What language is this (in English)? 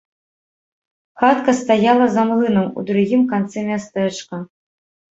Belarusian